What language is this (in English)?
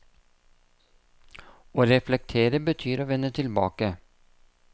Norwegian